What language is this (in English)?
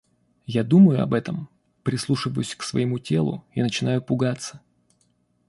Russian